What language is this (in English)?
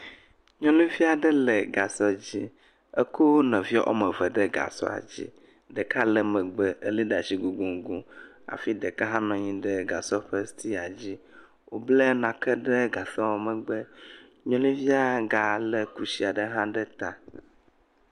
Ewe